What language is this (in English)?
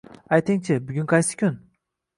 Uzbek